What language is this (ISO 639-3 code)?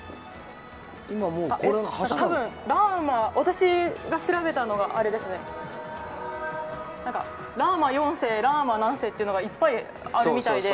jpn